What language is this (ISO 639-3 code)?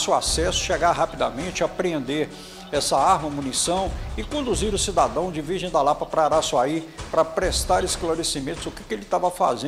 por